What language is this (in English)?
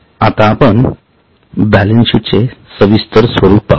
Marathi